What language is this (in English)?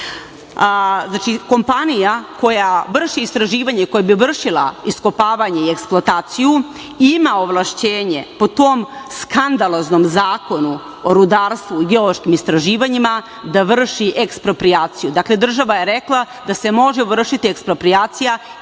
Serbian